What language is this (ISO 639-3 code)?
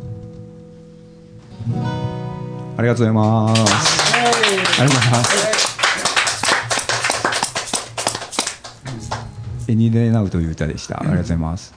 jpn